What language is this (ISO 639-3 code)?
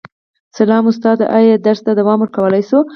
pus